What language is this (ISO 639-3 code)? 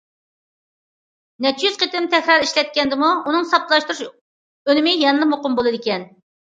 uig